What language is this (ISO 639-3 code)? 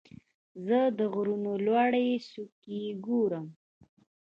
pus